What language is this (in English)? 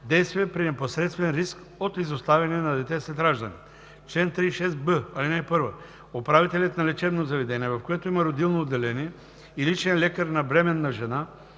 Bulgarian